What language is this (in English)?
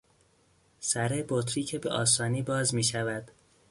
Persian